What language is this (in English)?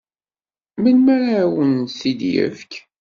Kabyle